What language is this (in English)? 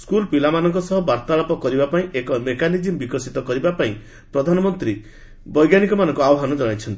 Odia